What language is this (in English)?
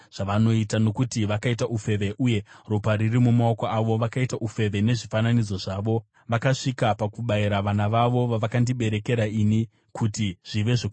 Shona